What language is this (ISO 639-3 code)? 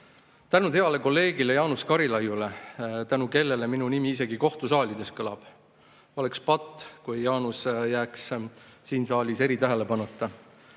est